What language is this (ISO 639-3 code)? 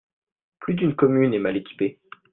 fra